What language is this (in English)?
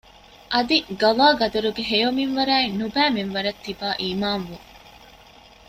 Divehi